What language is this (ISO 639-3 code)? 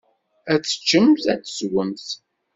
kab